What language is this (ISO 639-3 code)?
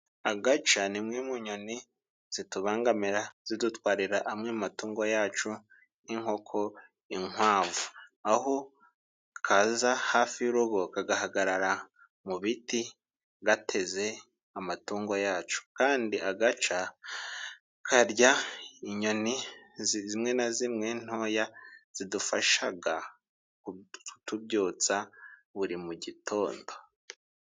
kin